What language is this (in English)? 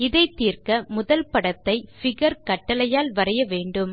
Tamil